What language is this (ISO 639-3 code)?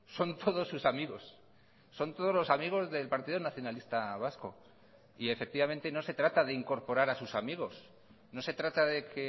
spa